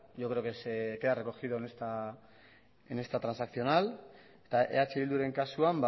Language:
Spanish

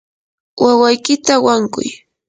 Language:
Yanahuanca Pasco Quechua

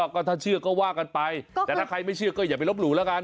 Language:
Thai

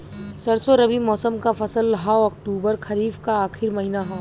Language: Bhojpuri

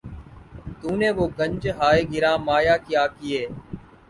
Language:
Urdu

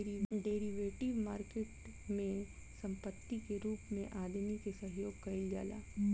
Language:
Bhojpuri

